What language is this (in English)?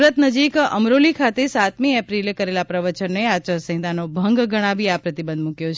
Gujarati